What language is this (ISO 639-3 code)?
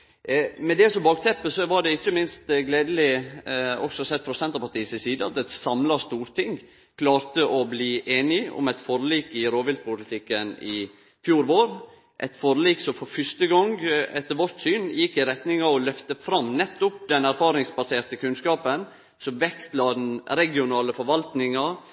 nno